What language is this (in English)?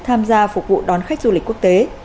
Vietnamese